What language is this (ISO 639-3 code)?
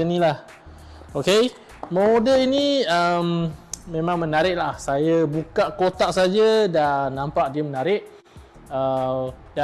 msa